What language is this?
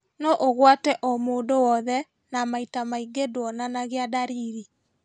Kikuyu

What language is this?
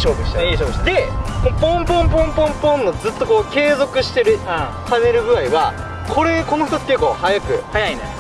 Japanese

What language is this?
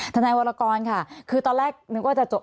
Thai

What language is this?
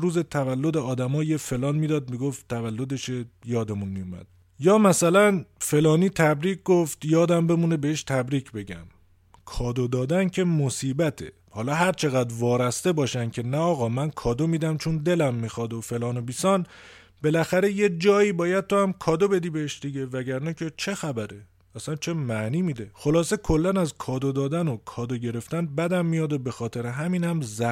Persian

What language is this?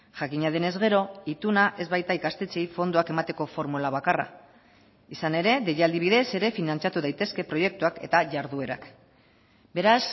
Basque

